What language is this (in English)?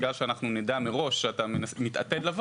Hebrew